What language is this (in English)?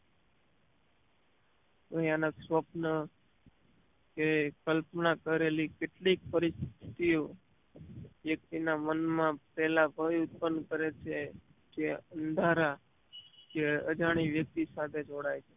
Gujarati